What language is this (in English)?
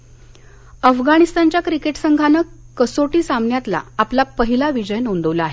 Marathi